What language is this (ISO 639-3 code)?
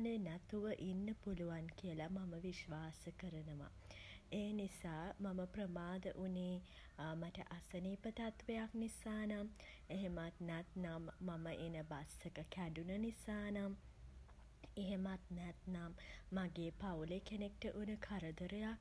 sin